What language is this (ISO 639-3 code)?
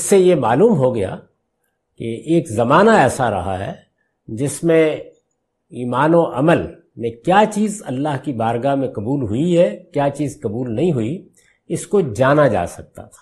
urd